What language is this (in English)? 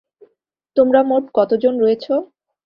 Bangla